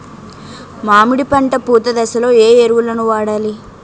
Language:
Telugu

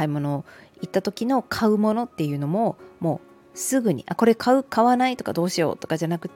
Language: Japanese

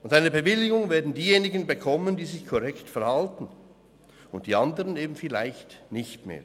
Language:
Swiss German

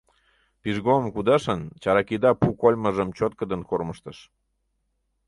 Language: Mari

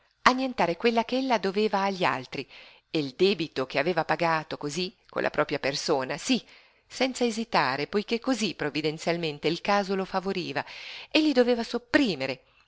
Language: Italian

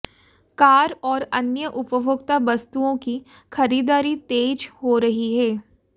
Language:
Hindi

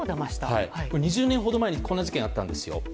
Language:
Japanese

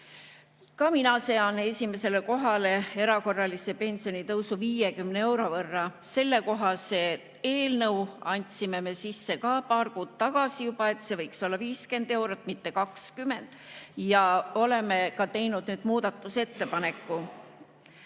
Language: Estonian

